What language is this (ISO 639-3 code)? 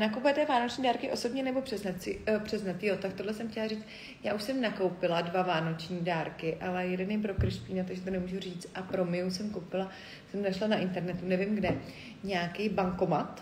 ces